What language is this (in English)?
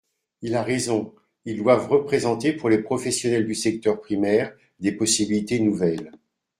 French